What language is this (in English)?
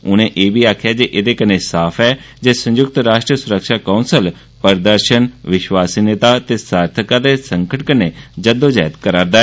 Dogri